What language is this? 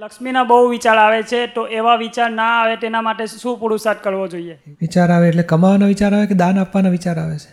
Gujarati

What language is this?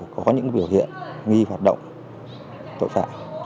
Vietnamese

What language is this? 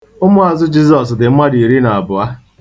Igbo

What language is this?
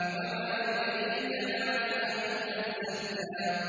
Arabic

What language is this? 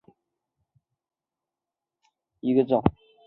Chinese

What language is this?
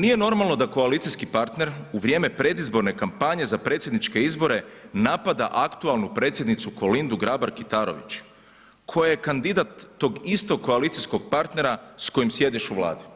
Croatian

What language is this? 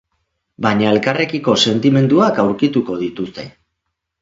Basque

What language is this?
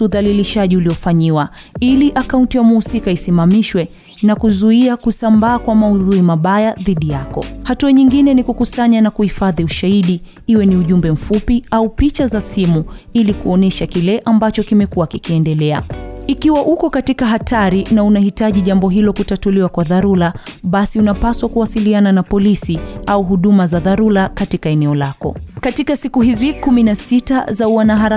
Swahili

